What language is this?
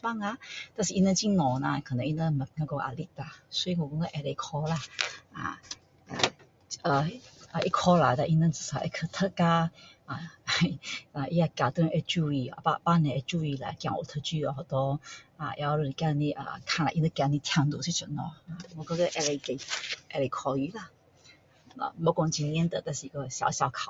Min Dong Chinese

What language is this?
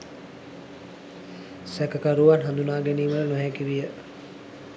Sinhala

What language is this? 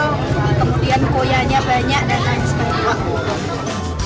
Indonesian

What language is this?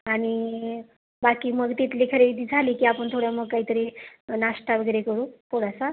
Marathi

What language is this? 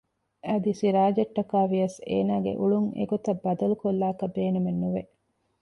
Divehi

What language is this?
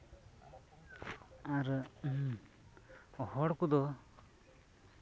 Santali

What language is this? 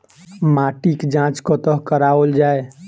Maithili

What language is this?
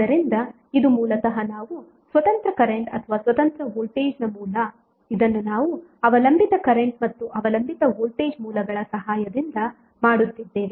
Kannada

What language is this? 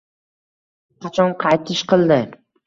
Uzbek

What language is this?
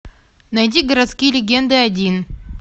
Russian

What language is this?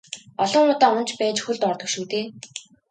Mongolian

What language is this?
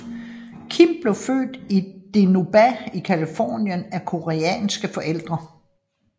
Danish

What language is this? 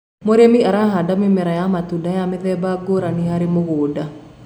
Kikuyu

